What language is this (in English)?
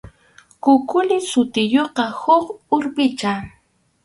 Arequipa-La Unión Quechua